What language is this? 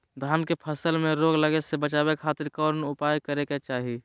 Magahi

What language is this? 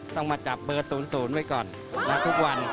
Thai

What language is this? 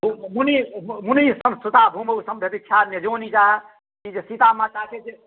Maithili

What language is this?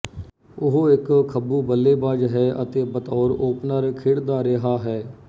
Punjabi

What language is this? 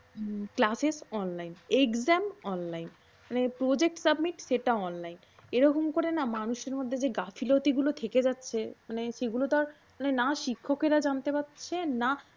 Bangla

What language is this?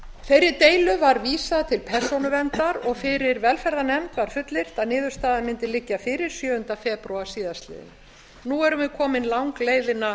Icelandic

